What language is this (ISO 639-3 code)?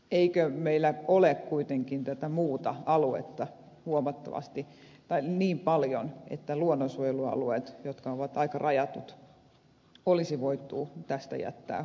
fin